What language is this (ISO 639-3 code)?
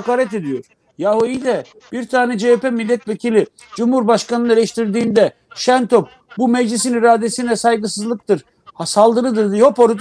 tur